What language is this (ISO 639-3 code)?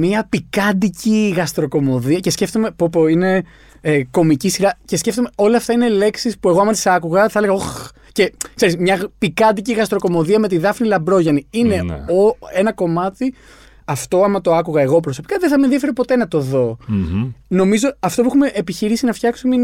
ell